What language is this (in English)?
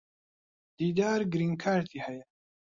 Central Kurdish